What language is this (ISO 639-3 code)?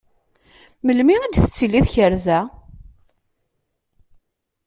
kab